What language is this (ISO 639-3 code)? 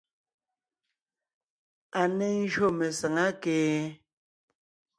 nnh